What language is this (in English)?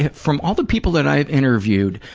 English